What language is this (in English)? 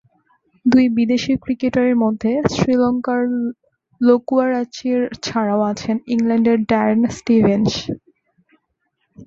Bangla